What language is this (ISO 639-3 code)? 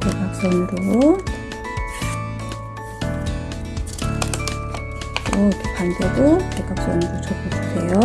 kor